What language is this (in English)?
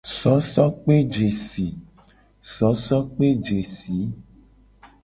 Gen